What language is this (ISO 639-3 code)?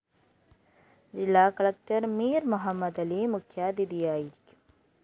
mal